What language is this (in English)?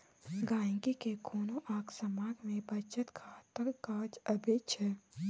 Maithili